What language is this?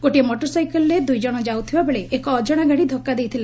Odia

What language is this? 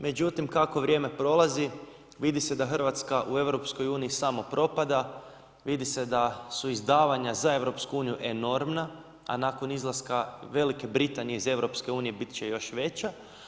Croatian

